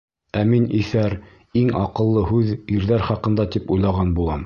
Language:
Bashkir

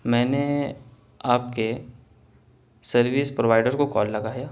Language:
Urdu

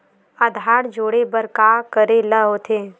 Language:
Chhattisgarhi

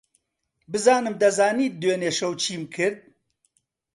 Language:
Central Kurdish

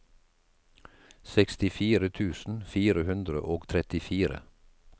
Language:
Norwegian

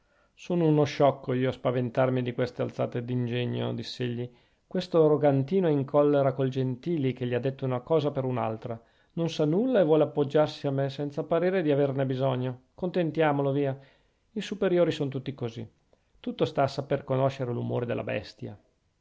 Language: Italian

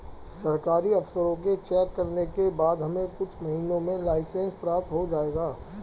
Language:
Hindi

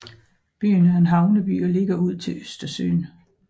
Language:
Danish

